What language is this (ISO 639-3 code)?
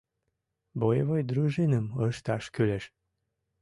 chm